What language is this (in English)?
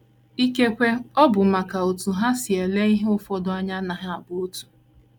Igbo